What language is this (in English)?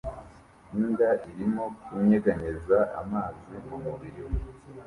Kinyarwanda